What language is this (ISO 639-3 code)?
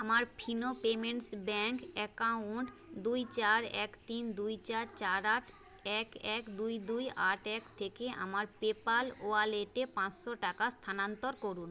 ben